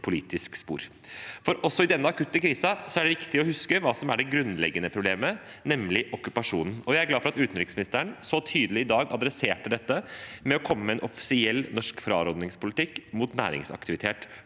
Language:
Norwegian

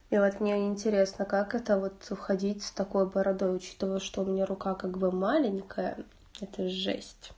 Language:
Russian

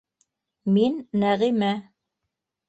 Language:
Bashkir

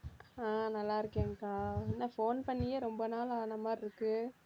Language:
Tamil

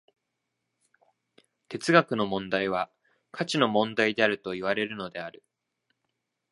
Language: Japanese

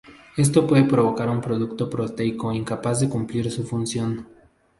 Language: Spanish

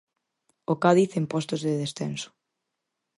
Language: Galician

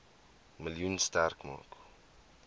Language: Afrikaans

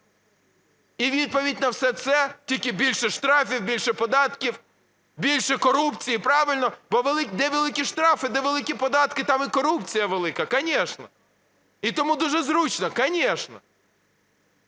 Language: Ukrainian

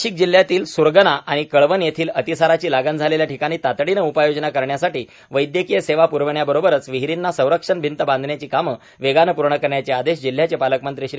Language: Marathi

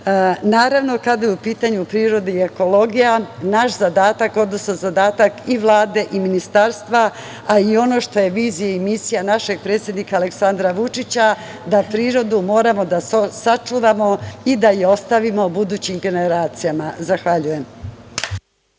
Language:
Serbian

